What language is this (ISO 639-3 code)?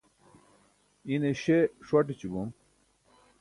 bsk